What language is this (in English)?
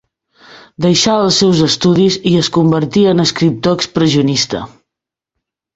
Catalan